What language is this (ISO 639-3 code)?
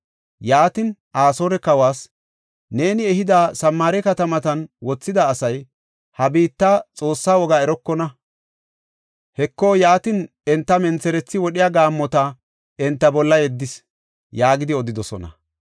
gof